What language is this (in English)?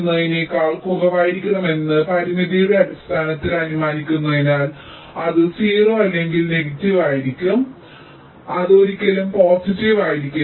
Malayalam